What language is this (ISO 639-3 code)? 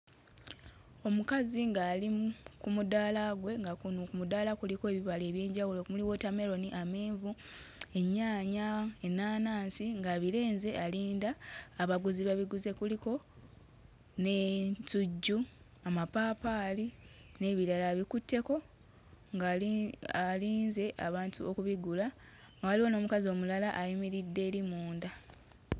lug